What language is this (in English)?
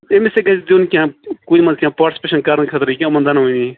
Kashmiri